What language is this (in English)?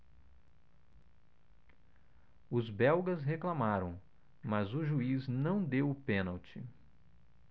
Portuguese